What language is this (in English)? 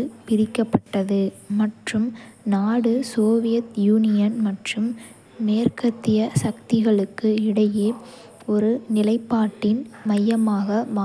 Kota (India)